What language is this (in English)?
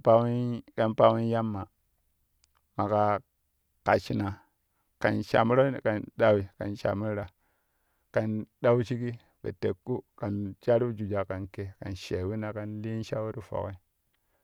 Kushi